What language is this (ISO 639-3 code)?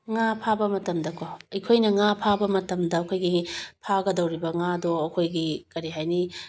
mni